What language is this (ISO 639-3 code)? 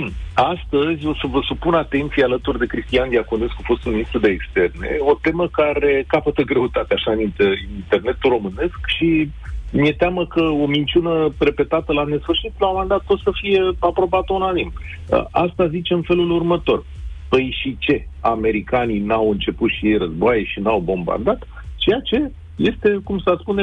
ron